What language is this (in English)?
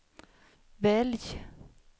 Swedish